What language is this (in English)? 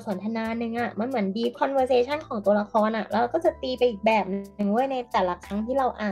Thai